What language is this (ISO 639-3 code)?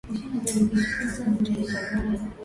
swa